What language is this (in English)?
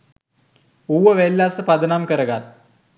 Sinhala